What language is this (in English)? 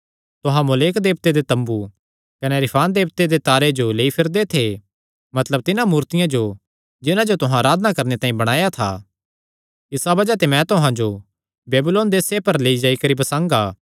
Kangri